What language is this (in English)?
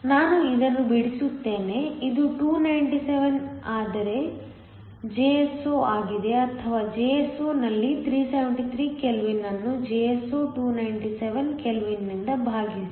Kannada